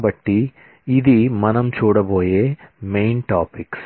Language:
Telugu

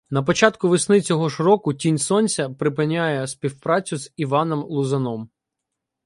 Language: Ukrainian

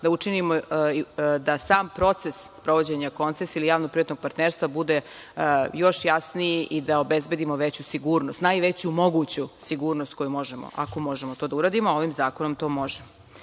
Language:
Serbian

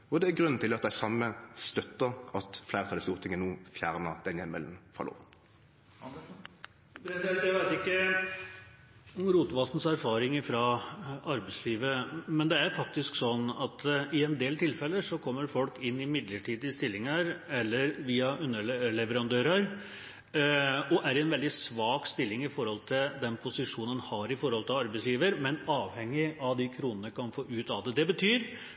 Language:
Norwegian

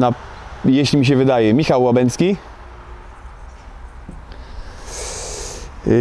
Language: Polish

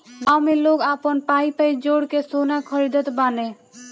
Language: Bhojpuri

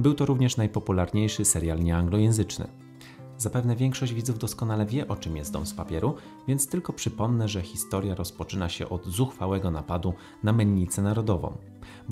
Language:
Polish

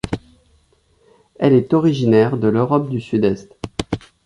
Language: French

